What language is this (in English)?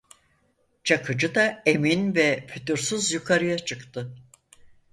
Turkish